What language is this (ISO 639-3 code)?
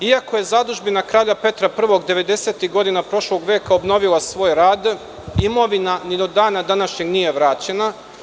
srp